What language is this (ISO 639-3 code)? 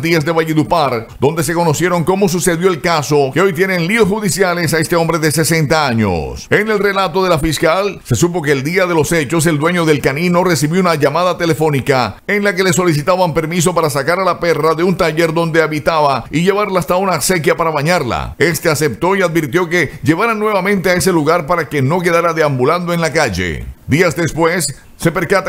spa